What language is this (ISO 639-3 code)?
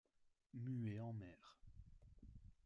fra